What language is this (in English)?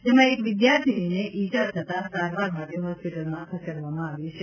Gujarati